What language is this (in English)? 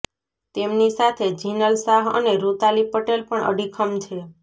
Gujarati